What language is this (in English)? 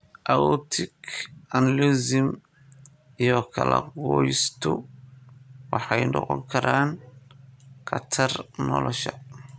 Somali